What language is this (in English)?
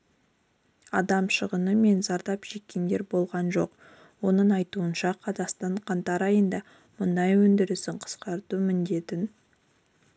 Kazakh